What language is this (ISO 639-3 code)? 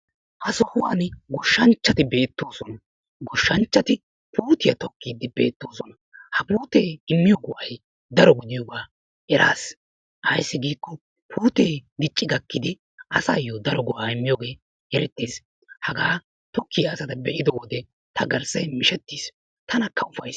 wal